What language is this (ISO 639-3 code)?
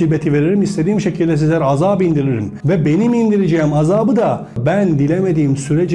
tur